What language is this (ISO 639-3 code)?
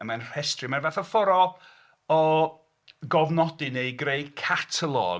cym